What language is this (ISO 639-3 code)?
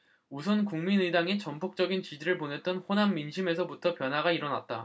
kor